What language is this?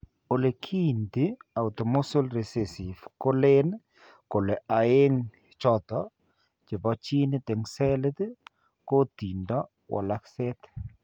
Kalenjin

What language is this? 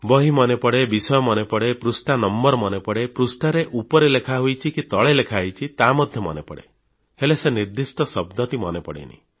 Odia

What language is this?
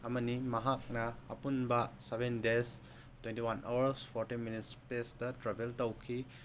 Manipuri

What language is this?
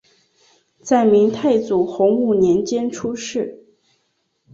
Chinese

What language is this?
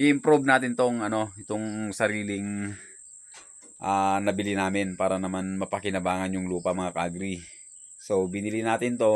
Filipino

